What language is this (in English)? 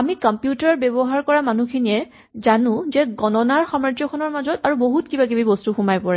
Assamese